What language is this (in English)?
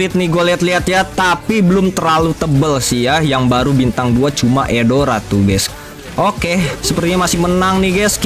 Indonesian